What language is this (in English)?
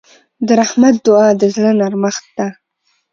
Pashto